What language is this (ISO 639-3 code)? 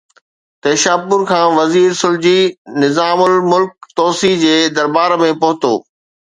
snd